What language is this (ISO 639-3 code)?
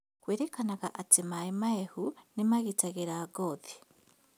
kik